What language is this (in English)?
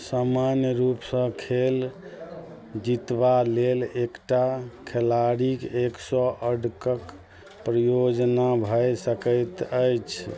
Maithili